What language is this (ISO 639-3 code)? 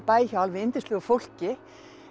isl